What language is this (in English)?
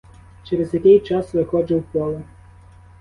Ukrainian